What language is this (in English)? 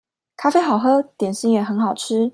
Chinese